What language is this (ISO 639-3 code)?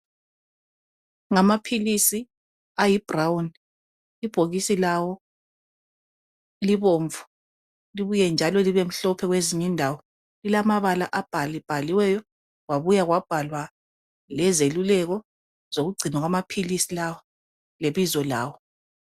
nde